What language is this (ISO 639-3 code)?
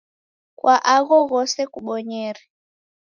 dav